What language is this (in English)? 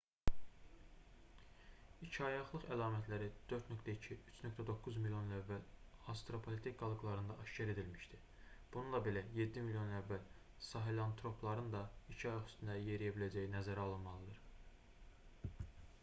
Azerbaijani